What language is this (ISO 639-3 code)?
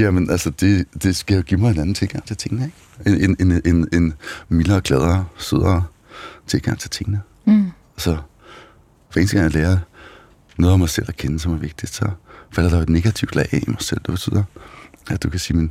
dan